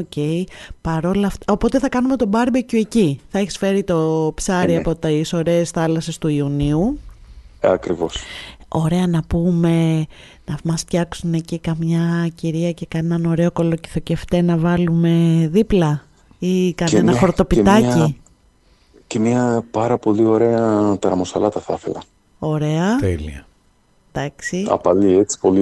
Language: Greek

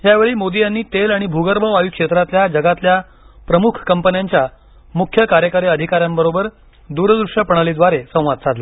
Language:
Marathi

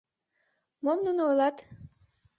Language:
Mari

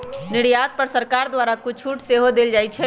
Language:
Magahi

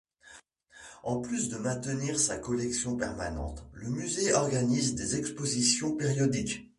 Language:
French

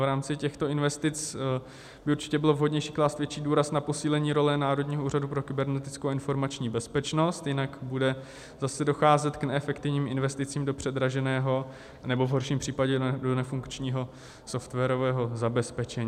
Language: Czech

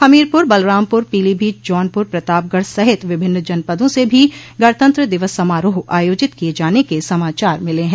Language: Hindi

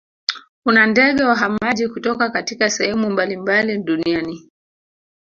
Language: Swahili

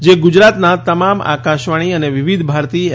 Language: Gujarati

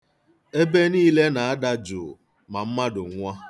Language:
Igbo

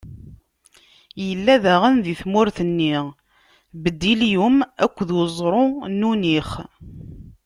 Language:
Kabyle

